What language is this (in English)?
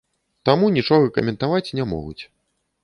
Belarusian